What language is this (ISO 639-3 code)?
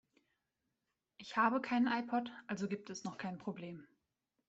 deu